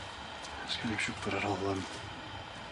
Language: Welsh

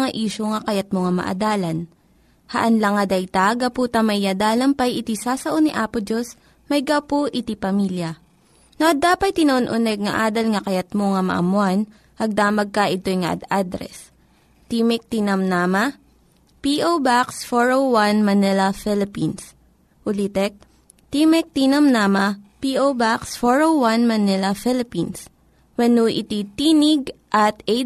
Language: Filipino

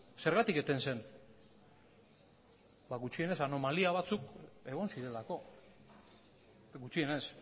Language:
Basque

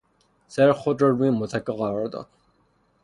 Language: Persian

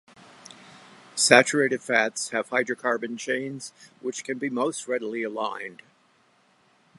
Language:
English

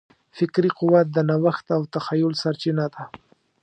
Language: Pashto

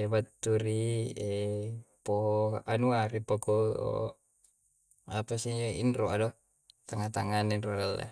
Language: Coastal Konjo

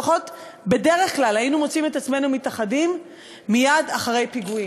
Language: Hebrew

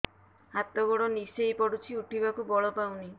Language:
Odia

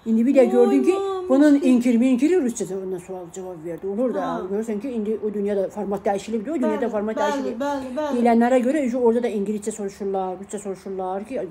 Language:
Turkish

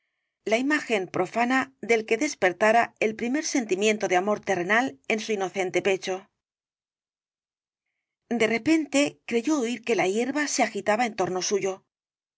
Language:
Spanish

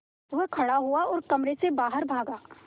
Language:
Hindi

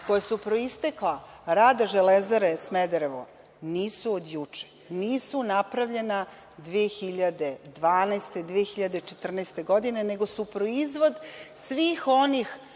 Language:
Serbian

